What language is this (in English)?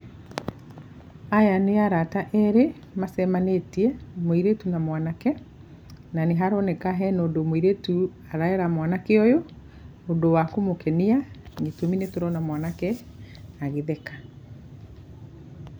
Kikuyu